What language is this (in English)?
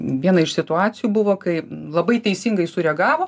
Lithuanian